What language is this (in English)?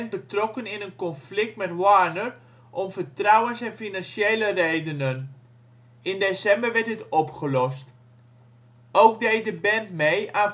Dutch